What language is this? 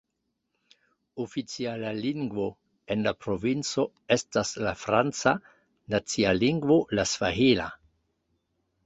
Esperanto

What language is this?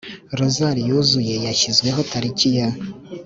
Kinyarwanda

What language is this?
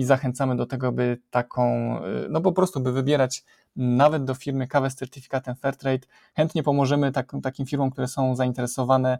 Polish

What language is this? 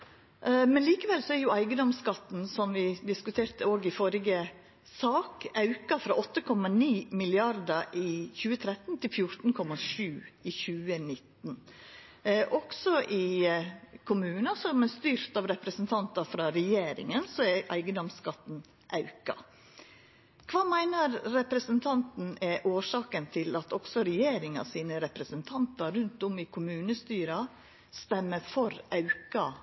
Norwegian Nynorsk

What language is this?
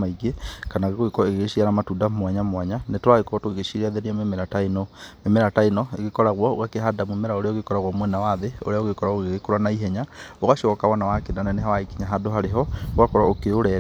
Kikuyu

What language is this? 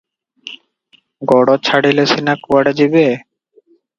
Odia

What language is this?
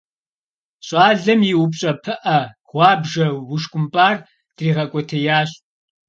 Kabardian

